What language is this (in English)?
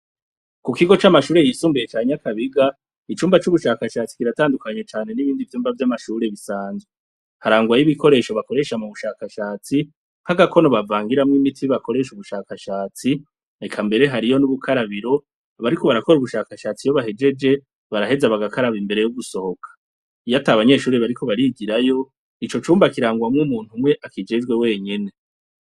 Rundi